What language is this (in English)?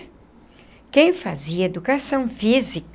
Portuguese